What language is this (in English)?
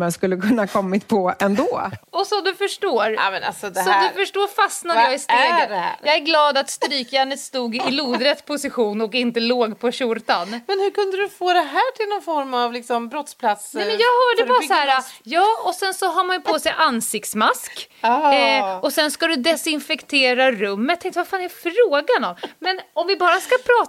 Swedish